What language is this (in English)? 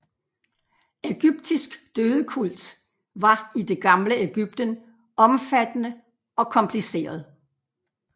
Danish